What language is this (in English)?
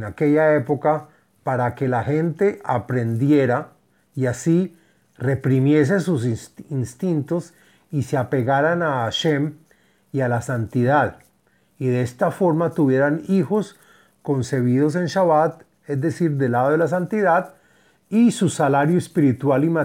Spanish